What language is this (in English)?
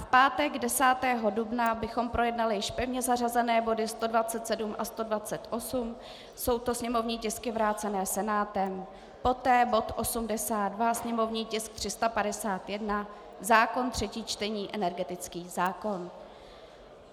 Czech